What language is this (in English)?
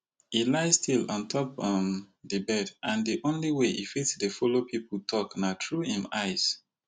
Nigerian Pidgin